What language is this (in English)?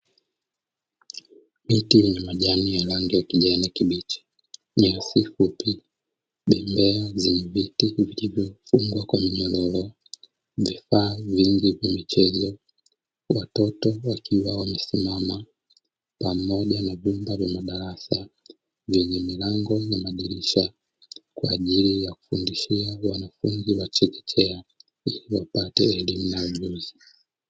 Swahili